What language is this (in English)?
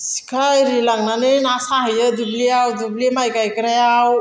Bodo